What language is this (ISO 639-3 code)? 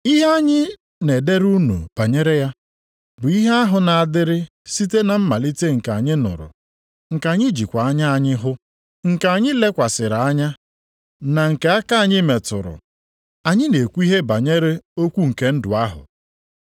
ibo